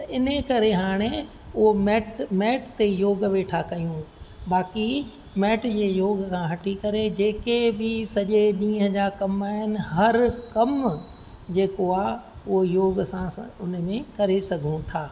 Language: Sindhi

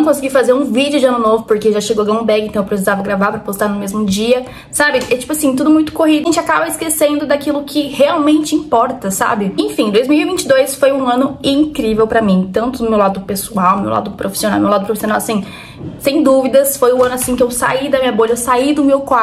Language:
Portuguese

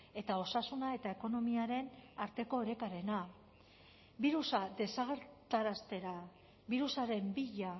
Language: Basque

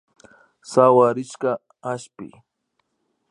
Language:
Imbabura Highland Quichua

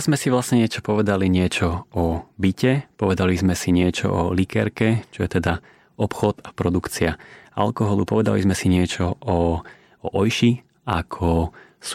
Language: Slovak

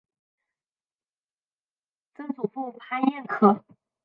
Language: Chinese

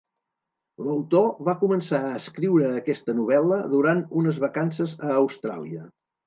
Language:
Catalan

